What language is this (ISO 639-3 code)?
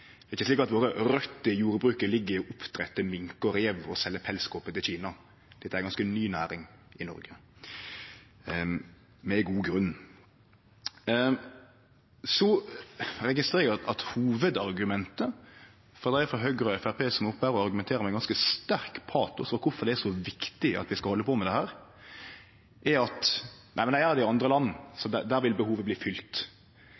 nno